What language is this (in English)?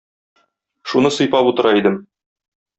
Tatar